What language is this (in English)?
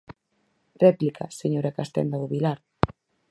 Galician